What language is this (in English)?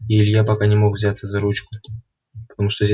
Russian